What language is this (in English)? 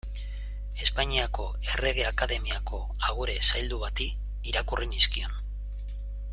Basque